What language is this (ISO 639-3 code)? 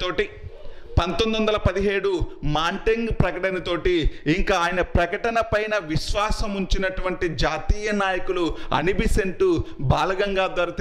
hin